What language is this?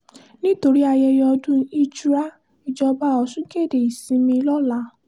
Yoruba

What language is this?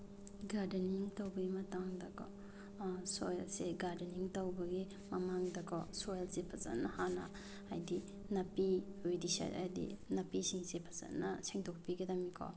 Manipuri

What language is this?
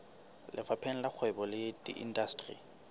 Southern Sotho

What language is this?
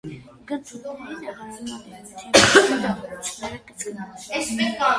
Armenian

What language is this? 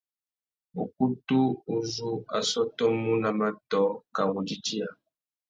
Tuki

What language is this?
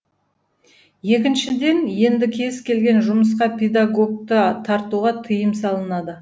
Kazakh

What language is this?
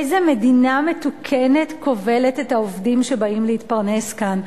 Hebrew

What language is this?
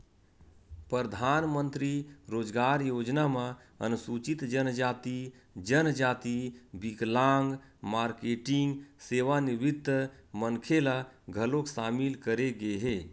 Chhattisgarhi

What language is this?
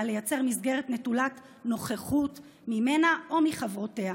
Hebrew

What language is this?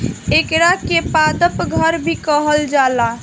Bhojpuri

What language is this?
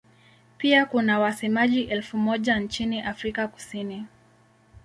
Swahili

